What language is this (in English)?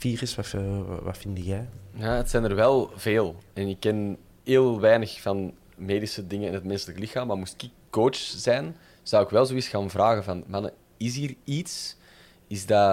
Dutch